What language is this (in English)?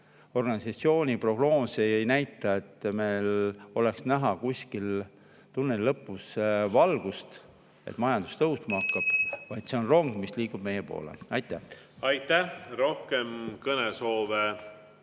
Estonian